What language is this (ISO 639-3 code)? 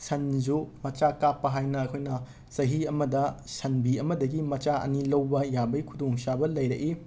mni